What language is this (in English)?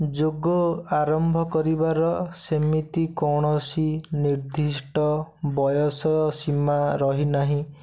Odia